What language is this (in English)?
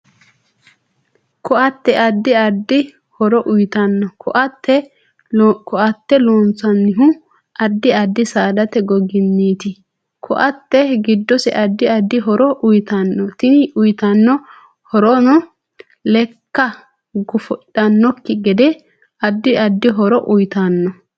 Sidamo